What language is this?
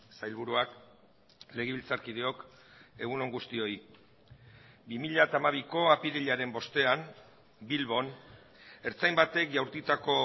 Basque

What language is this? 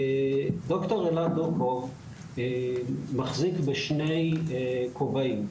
Hebrew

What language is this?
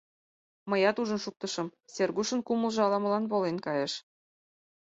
Mari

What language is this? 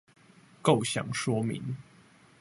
Chinese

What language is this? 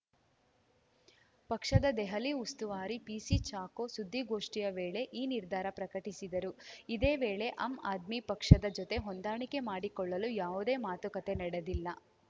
Kannada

